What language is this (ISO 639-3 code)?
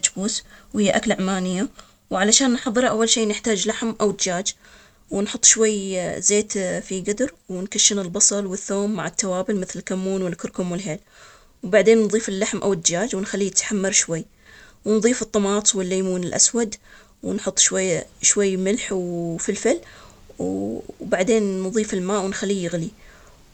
acx